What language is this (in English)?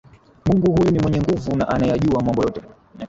Swahili